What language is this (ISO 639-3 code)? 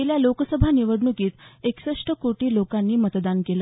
mar